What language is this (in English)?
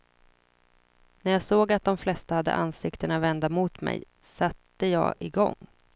Swedish